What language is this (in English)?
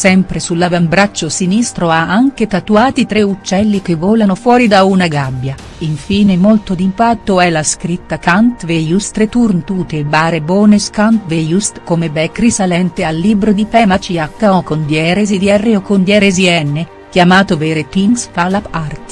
Italian